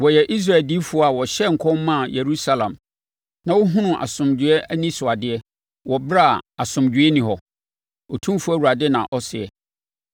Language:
Akan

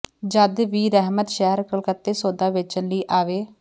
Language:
Punjabi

